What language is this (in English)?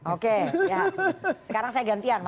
Indonesian